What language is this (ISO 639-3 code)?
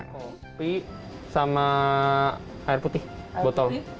ind